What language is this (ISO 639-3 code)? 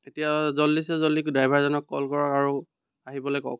asm